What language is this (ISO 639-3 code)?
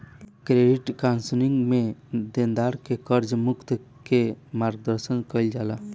bho